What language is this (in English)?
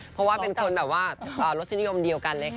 Thai